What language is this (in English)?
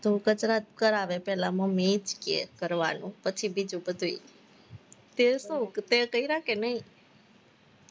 Gujarati